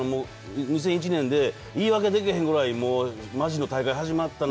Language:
Japanese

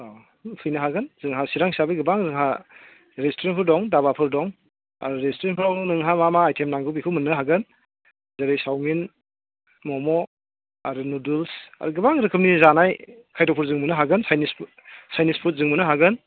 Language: Bodo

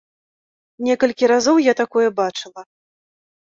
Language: Belarusian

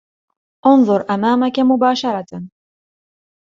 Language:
Arabic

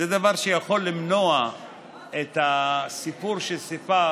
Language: Hebrew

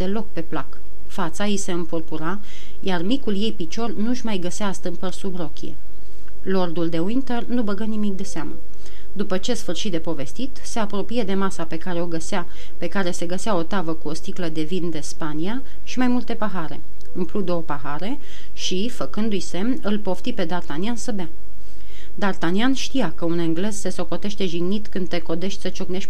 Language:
Romanian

